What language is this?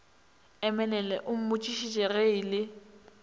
Northern Sotho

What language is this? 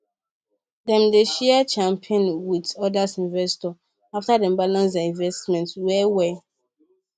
Nigerian Pidgin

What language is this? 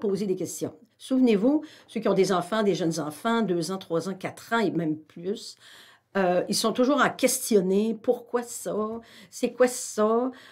French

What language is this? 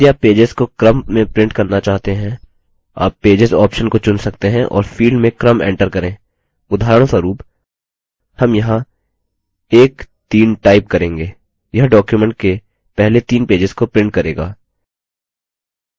Hindi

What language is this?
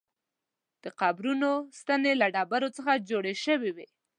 Pashto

